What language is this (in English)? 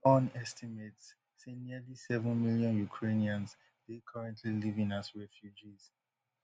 Nigerian Pidgin